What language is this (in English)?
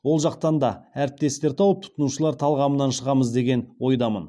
Kazakh